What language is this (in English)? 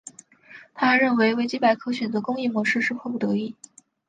Chinese